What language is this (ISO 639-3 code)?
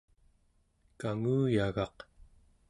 esu